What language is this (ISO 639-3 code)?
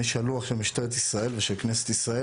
heb